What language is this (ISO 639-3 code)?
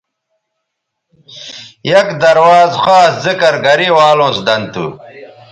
btv